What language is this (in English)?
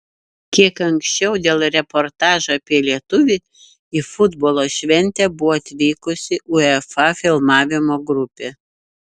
Lithuanian